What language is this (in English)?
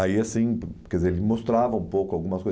Portuguese